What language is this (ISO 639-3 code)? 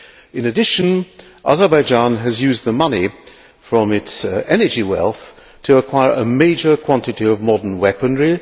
eng